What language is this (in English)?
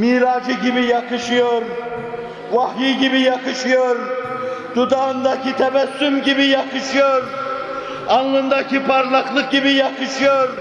Turkish